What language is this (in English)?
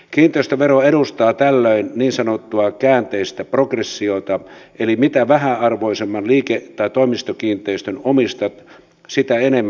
Finnish